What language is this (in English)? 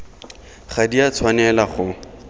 Tswana